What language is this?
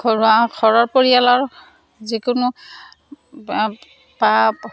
Assamese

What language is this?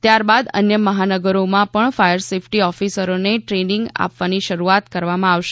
Gujarati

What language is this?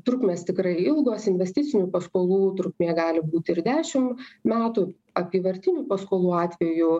Lithuanian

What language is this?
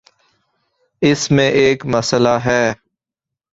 Urdu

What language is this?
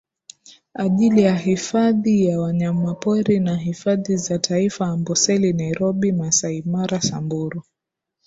Swahili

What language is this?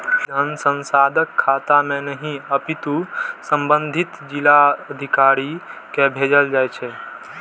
Maithili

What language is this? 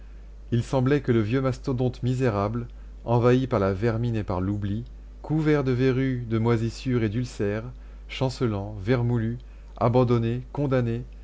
French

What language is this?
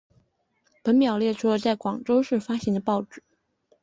Chinese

